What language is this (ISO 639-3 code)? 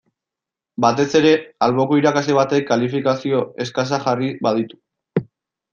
eus